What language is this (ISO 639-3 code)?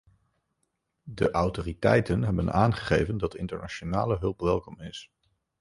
nld